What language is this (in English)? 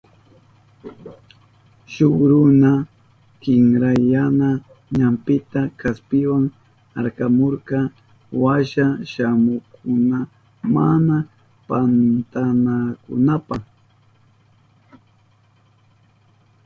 Southern Pastaza Quechua